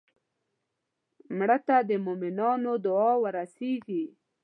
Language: Pashto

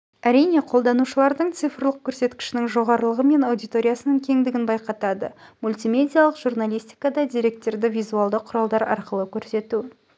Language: Kazakh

